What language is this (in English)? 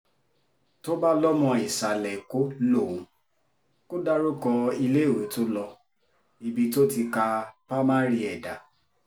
Yoruba